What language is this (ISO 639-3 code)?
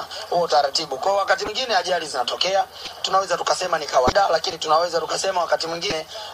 swa